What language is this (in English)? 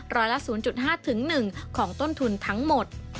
Thai